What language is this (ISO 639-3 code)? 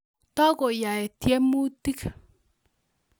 kln